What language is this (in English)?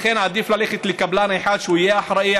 Hebrew